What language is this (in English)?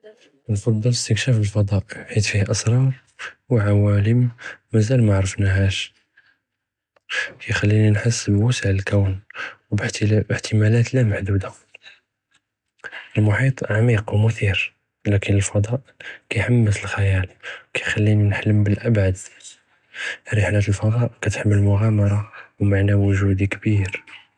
Judeo-Arabic